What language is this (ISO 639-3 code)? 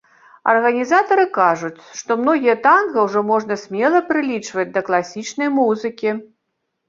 bel